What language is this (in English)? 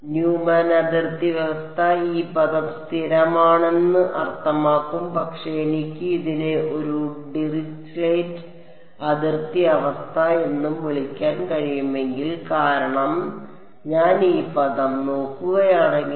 Malayalam